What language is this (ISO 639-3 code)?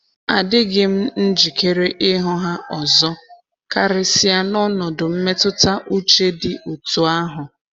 ibo